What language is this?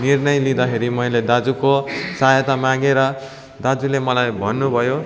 Nepali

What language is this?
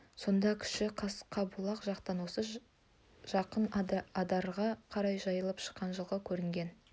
Kazakh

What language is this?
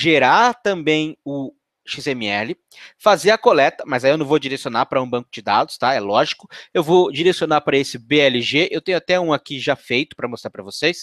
Portuguese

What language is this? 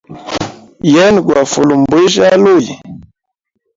Hemba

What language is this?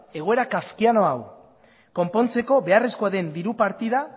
Basque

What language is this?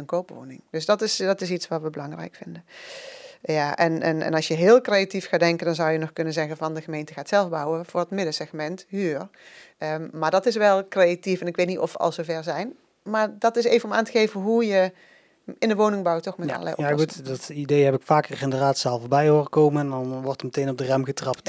Dutch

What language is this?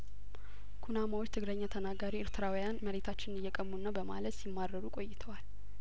Amharic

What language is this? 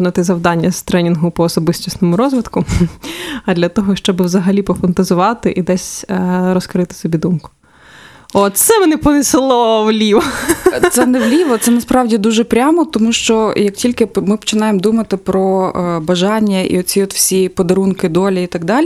Ukrainian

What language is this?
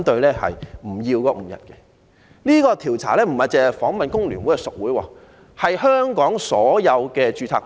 Cantonese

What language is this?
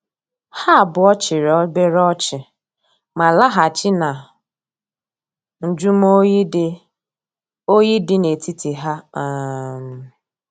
Igbo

